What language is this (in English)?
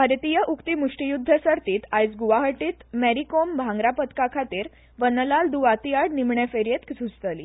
Konkani